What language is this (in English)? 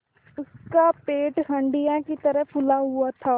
Hindi